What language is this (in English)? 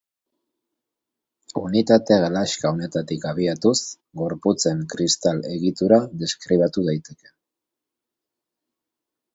Basque